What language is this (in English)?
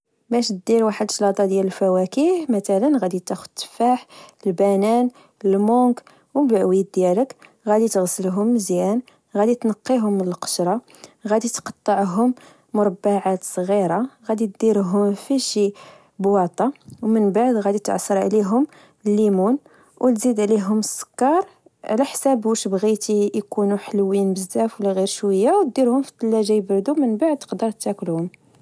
Moroccan Arabic